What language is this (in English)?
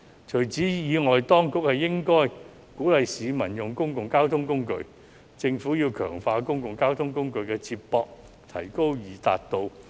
Cantonese